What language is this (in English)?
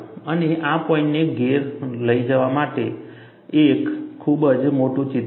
Gujarati